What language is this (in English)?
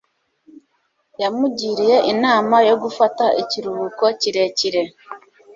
Kinyarwanda